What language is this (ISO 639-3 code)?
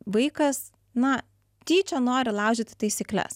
lit